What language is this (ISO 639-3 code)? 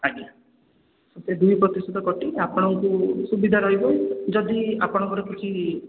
ori